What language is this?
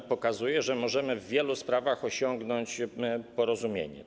Polish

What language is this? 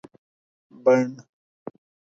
Pashto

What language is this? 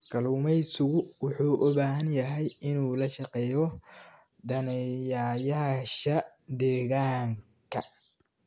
Somali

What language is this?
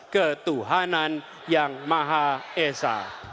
Indonesian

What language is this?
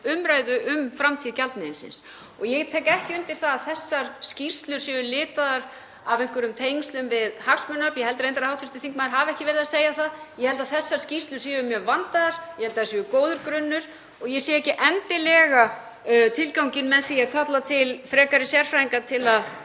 Icelandic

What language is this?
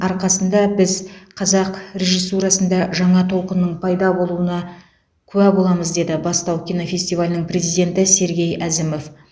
Kazakh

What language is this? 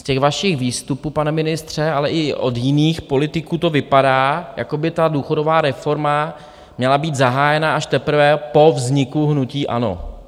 Czech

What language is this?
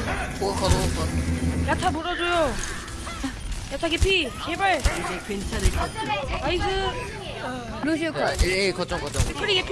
Korean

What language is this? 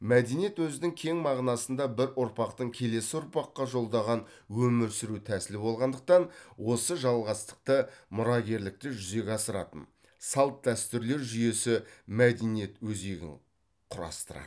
Kazakh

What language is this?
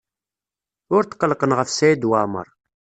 Kabyle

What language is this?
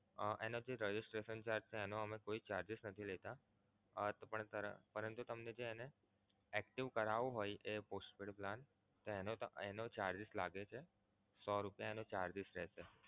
Gujarati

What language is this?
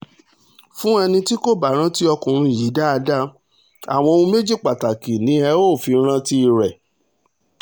Yoruba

